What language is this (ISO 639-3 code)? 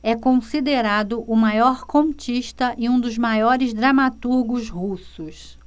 por